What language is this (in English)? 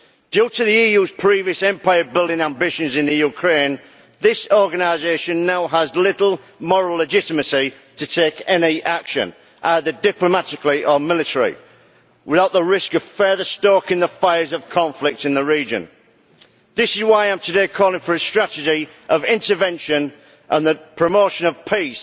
English